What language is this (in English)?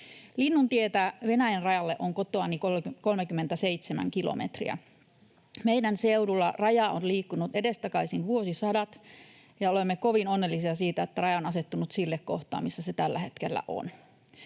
Finnish